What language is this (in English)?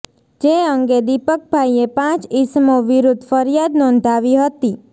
Gujarati